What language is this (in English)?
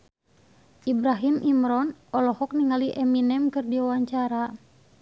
Sundanese